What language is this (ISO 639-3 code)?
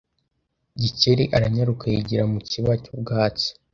kin